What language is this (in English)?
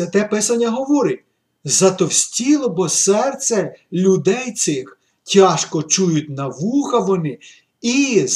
Ukrainian